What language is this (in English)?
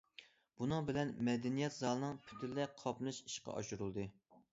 Uyghur